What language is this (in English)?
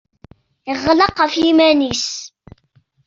Kabyle